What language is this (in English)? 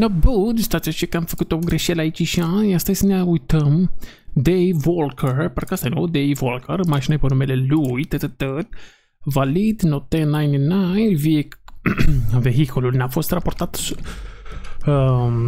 Romanian